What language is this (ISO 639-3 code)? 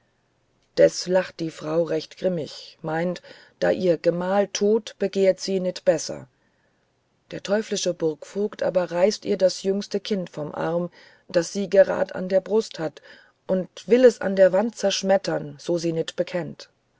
deu